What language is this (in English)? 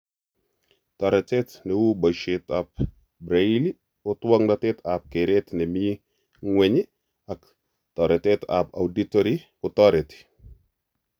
Kalenjin